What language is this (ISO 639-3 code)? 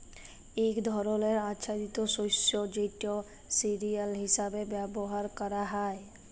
ben